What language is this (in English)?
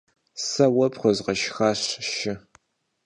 Kabardian